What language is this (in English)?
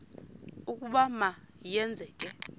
Xhosa